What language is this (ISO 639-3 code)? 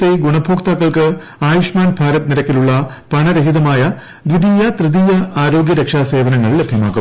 mal